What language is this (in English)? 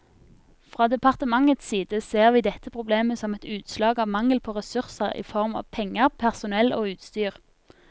Norwegian